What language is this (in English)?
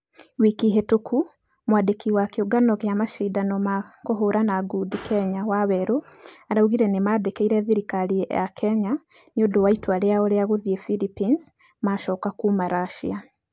Kikuyu